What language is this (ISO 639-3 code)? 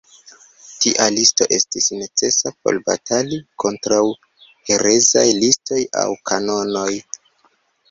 epo